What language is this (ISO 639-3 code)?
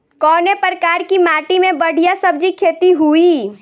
bho